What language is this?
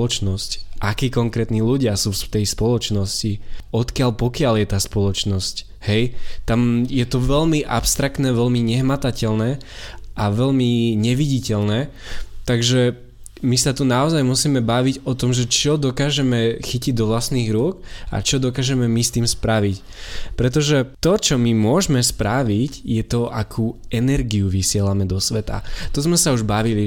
Slovak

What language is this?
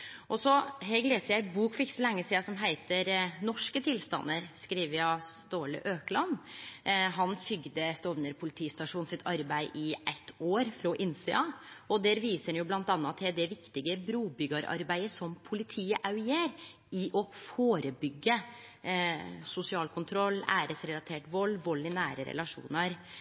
Norwegian Nynorsk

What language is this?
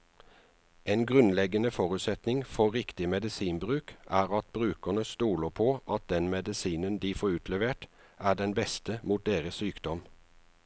Norwegian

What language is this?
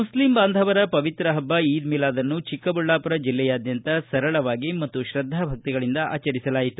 Kannada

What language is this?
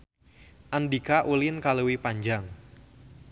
Sundanese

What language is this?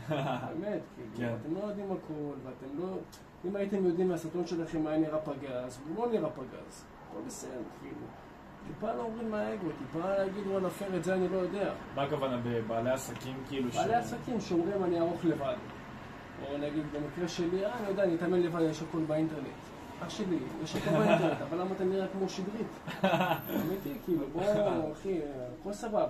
Hebrew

